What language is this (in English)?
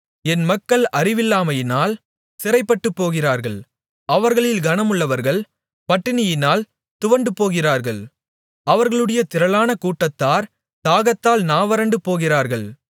Tamil